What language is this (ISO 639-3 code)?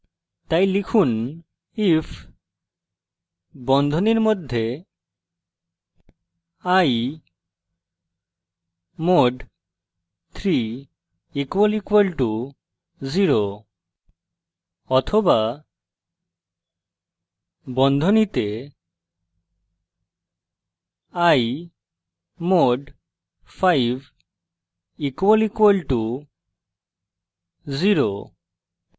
ben